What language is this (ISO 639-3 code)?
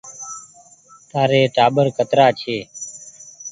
gig